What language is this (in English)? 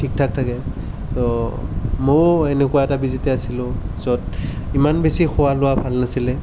Assamese